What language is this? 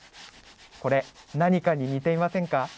Japanese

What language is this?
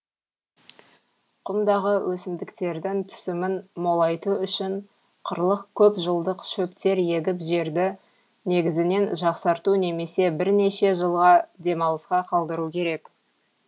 Kazakh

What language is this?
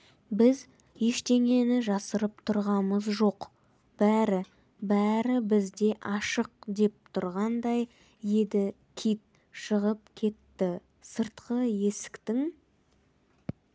Kazakh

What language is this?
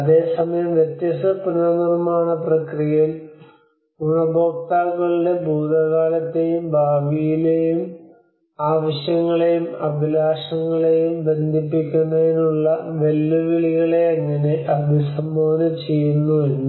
Malayalam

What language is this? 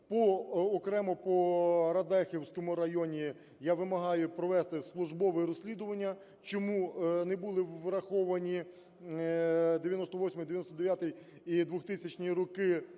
Ukrainian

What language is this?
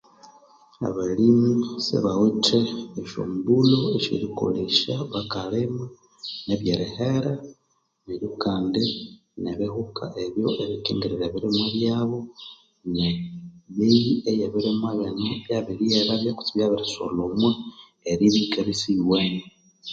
Konzo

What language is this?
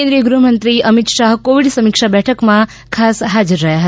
Gujarati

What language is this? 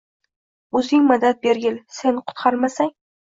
Uzbek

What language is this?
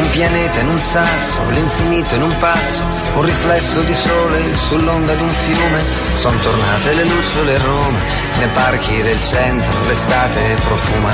Greek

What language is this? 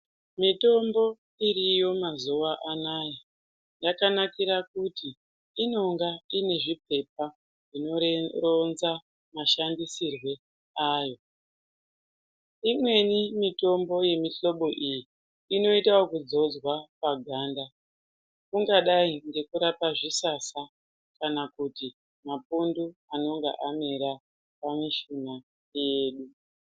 Ndau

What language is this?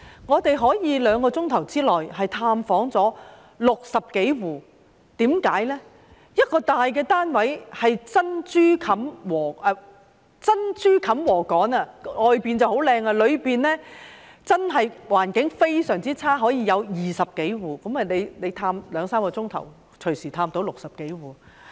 Cantonese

